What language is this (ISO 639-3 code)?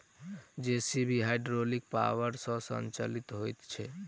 mai